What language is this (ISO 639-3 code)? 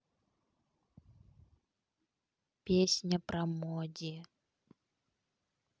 rus